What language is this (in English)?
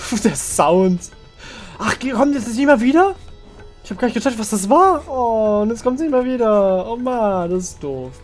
German